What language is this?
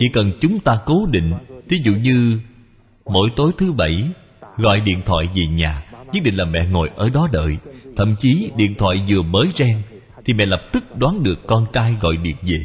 Vietnamese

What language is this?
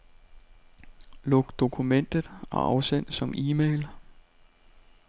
Danish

